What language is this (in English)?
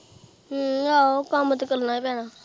Punjabi